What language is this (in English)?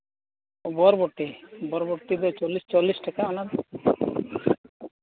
Santali